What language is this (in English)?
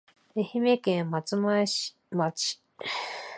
Japanese